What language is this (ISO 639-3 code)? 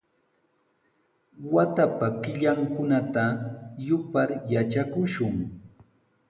qws